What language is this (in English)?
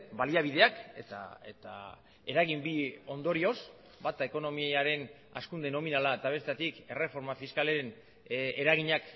Basque